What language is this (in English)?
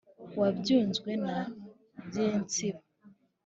Kinyarwanda